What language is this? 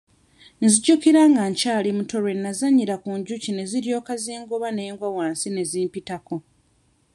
Ganda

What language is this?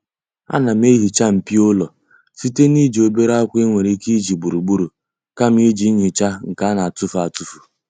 Igbo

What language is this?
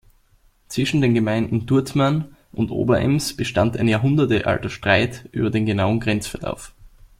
German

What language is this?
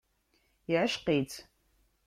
Kabyle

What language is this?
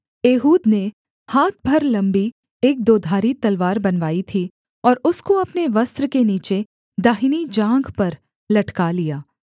Hindi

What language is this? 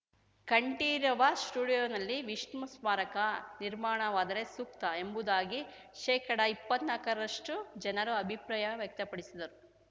Kannada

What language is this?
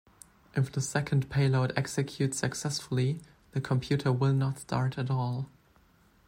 English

